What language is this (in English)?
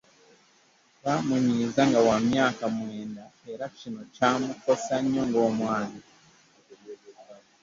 Ganda